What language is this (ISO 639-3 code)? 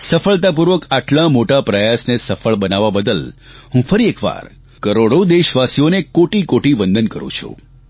guj